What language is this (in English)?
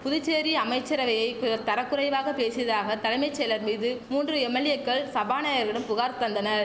Tamil